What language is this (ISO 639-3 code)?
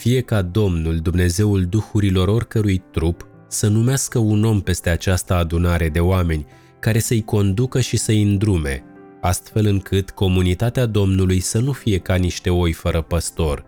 ron